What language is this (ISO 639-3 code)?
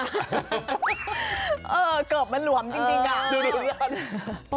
tha